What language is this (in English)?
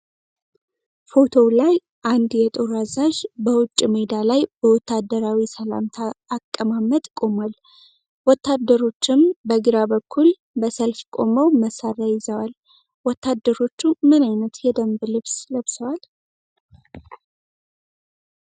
Amharic